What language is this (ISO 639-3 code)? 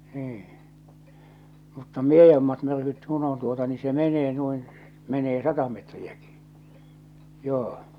fin